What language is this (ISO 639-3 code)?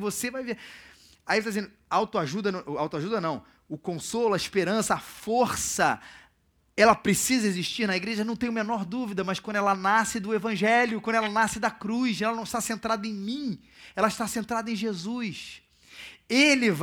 por